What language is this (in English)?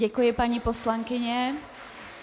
Czech